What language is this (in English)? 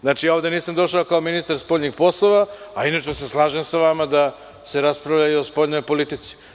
Serbian